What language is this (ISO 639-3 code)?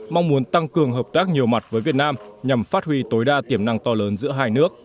vie